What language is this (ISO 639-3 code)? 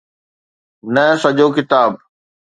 snd